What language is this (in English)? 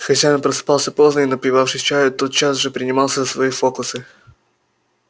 Russian